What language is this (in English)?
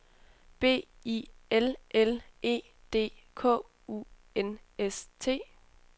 Danish